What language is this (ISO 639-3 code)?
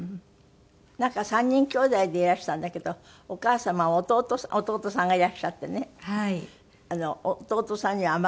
jpn